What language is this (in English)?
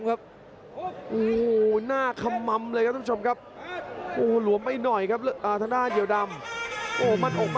Thai